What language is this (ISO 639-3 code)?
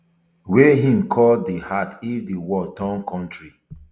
pcm